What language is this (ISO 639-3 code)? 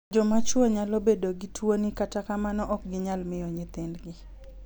luo